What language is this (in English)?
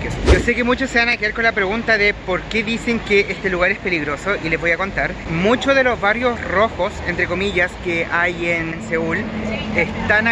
Spanish